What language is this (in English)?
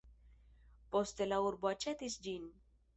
Esperanto